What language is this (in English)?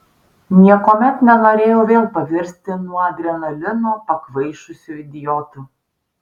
Lithuanian